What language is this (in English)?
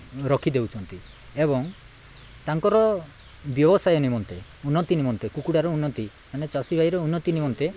Odia